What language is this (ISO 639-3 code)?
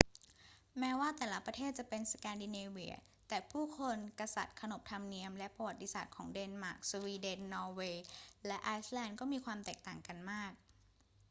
tha